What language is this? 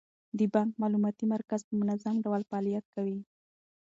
Pashto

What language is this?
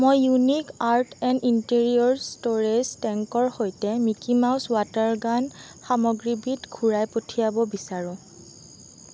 Assamese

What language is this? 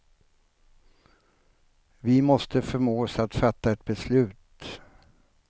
Swedish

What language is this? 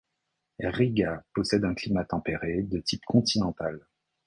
French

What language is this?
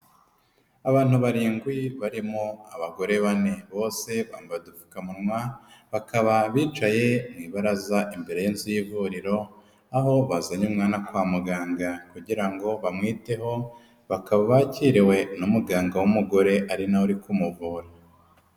Kinyarwanda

